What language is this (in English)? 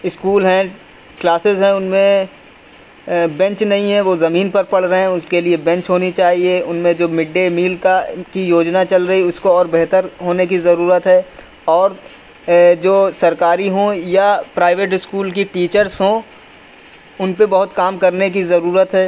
Urdu